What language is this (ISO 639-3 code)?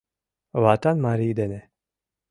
chm